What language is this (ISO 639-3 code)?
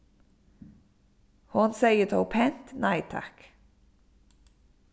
fao